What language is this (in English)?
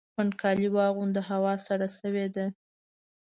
Pashto